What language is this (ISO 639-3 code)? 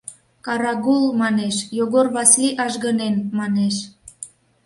chm